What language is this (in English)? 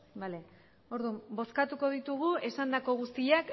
Basque